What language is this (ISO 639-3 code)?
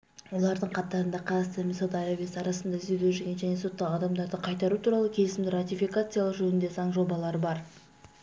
kaz